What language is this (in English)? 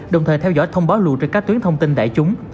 Vietnamese